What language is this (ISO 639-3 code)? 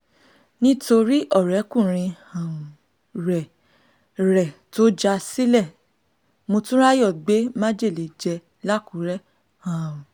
yor